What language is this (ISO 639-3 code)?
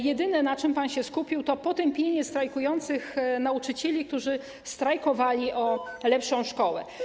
pol